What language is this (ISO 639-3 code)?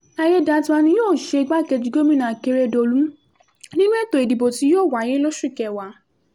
yor